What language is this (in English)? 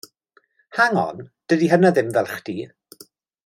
Welsh